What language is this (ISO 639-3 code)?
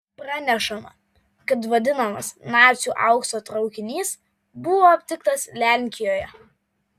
lit